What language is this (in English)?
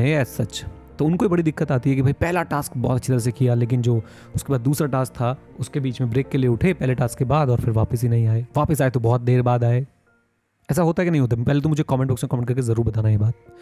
Hindi